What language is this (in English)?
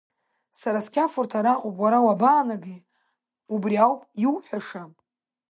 Abkhazian